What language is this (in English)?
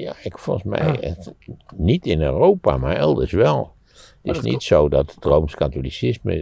Dutch